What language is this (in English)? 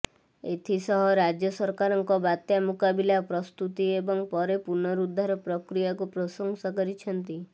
Odia